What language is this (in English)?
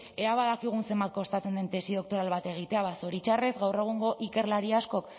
Basque